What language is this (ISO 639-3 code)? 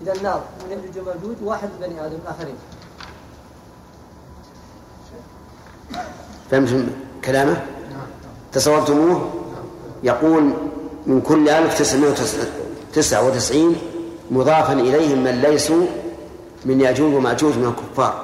ara